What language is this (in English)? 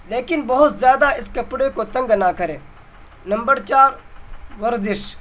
Urdu